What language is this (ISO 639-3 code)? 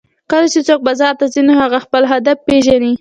pus